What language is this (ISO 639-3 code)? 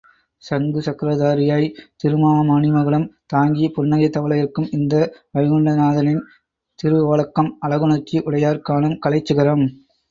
tam